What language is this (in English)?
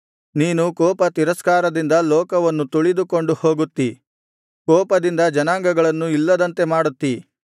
Kannada